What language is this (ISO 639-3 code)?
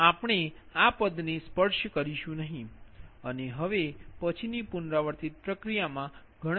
guj